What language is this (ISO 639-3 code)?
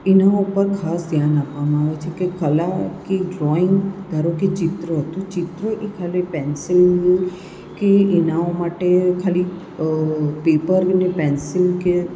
guj